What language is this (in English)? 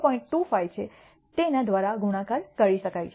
Gujarati